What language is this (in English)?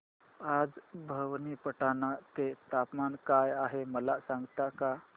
Marathi